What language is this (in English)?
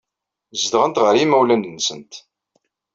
Kabyle